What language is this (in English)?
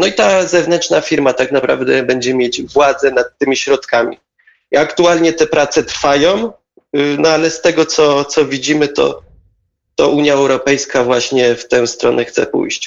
Polish